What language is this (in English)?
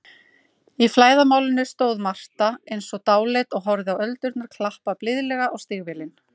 Icelandic